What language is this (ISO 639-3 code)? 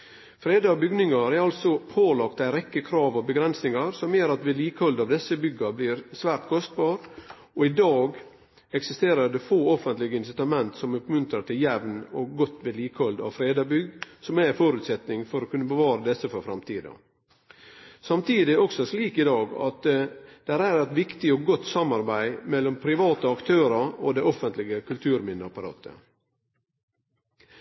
nno